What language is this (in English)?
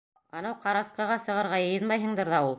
Bashkir